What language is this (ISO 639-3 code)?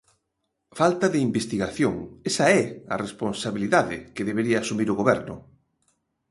glg